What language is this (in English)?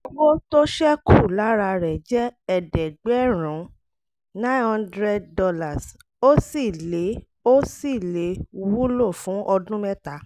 Yoruba